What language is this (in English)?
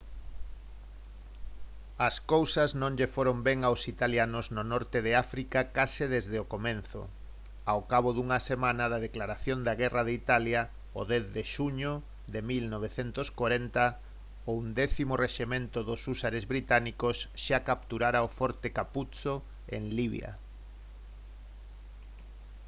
Galician